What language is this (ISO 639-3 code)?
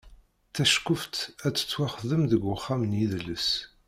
kab